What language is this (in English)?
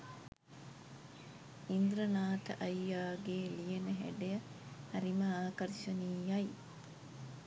Sinhala